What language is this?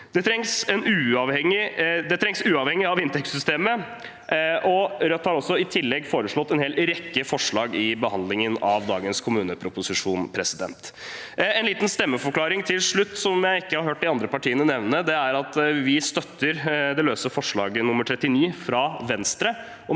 Norwegian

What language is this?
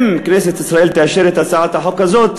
Hebrew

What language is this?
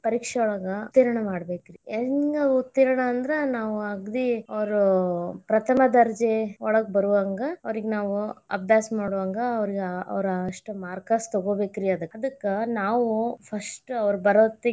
Kannada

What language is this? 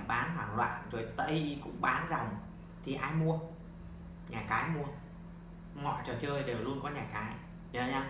Vietnamese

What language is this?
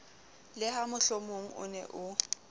Southern Sotho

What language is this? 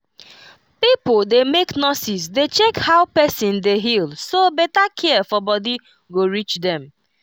Nigerian Pidgin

